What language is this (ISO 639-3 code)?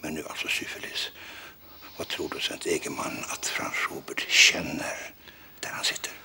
swe